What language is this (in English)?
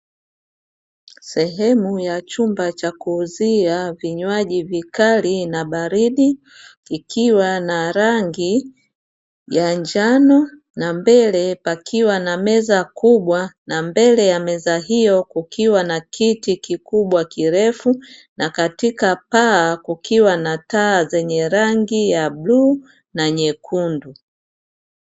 Swahili